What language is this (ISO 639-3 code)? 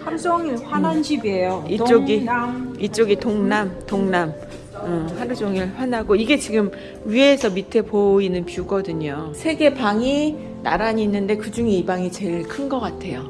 kor